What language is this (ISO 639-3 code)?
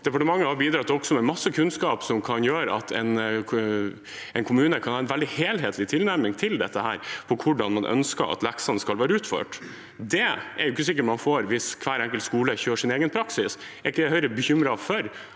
nor